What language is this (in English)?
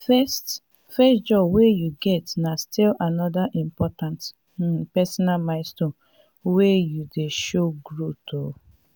Nigerian Pidgin